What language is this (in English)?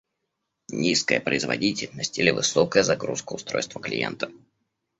Russian